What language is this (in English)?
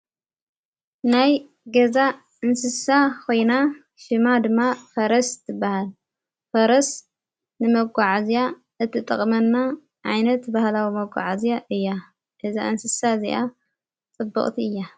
Tigrinya